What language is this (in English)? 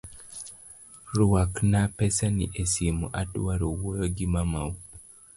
Luo (Kenya and Tanzania)